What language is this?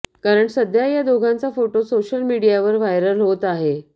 Marathi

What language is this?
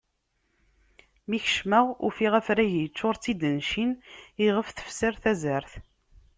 Kabyle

